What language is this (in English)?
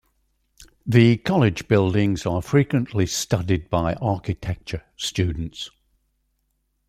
English